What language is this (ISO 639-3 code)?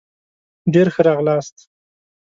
pus